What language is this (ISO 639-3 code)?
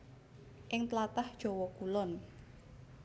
jav